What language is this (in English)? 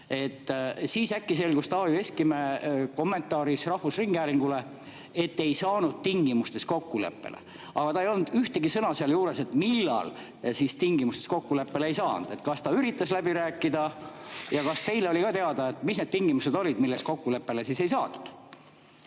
Estonian